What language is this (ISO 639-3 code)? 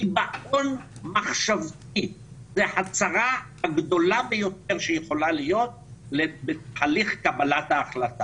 heb